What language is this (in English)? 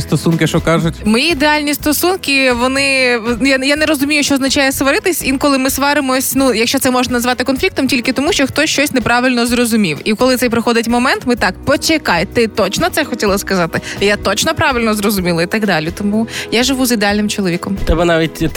Ukrainian